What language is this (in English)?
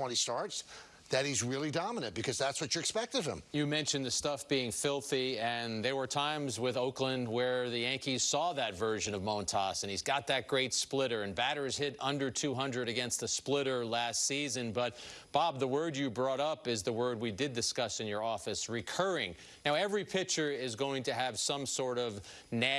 English